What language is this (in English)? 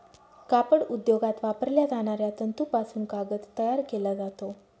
Marathi